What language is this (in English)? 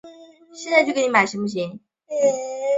Chinese